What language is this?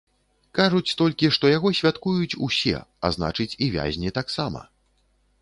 Belarusian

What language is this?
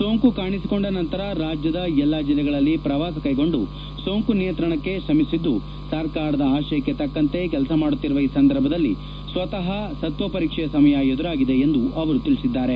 Kannada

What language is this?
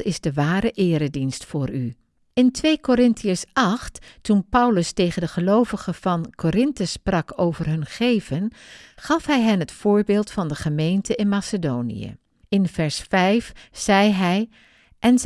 Dutch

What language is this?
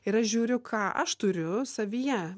Lithuanian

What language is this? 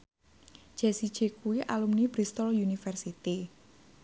Javanese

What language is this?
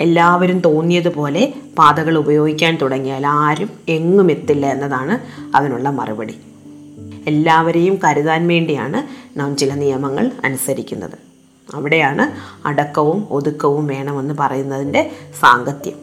Malayalam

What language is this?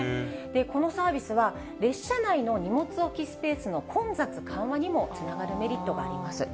Japanese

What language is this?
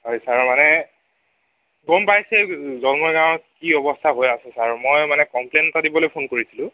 Assamese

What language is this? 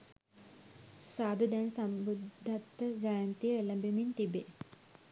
Sinhala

